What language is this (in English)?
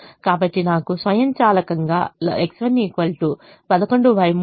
Telugu